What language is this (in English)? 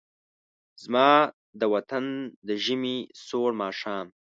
Pashto